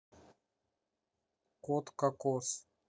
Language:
Russian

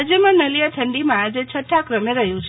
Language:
Gujarati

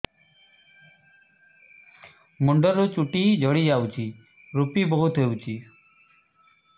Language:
Odia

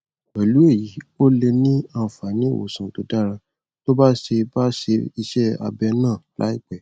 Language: Yoruba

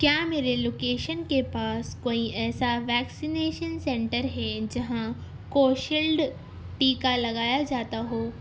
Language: Urdu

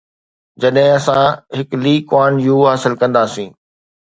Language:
Sindhi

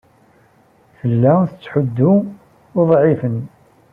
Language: Kabyle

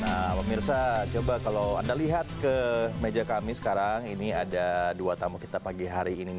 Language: Indonesian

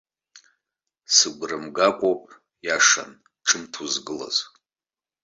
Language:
Abkhazian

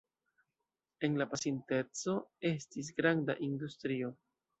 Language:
Esperanto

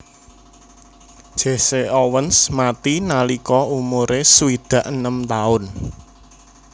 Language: Javanese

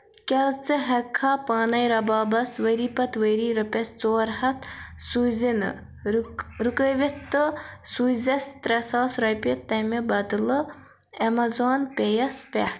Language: Kashmiri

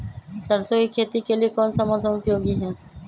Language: Magahi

